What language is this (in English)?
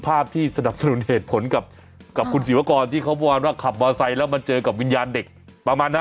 Thai